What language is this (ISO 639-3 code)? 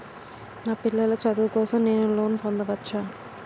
tel